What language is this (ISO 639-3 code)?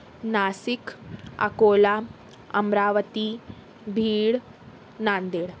urd